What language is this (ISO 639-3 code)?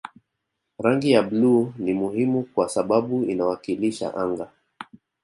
swa